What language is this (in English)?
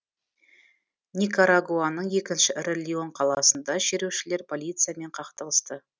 Kazakh